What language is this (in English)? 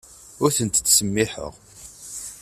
Kabyle